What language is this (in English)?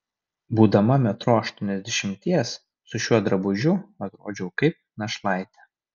Lithuanian